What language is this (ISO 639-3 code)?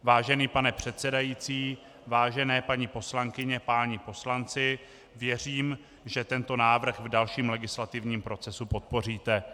ces